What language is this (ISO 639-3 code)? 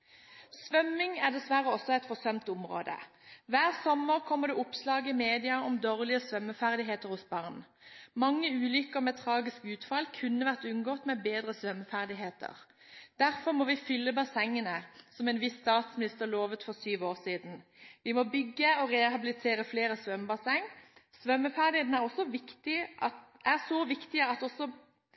nob